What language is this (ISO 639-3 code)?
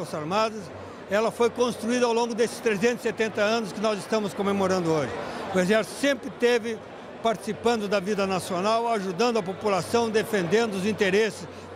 por